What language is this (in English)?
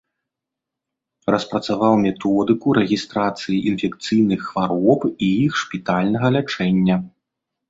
Belarusian